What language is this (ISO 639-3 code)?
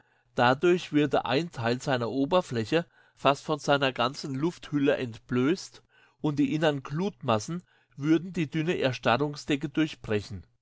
deu